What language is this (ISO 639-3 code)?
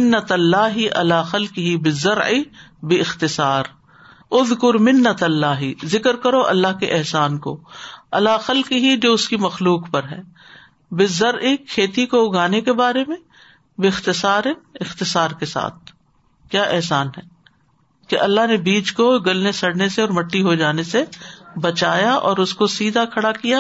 urd